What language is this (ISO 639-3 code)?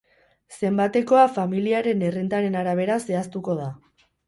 eus